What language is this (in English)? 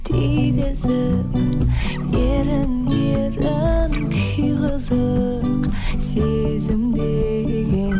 Kazakh